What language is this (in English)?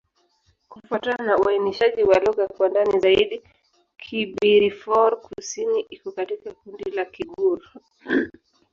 Swahili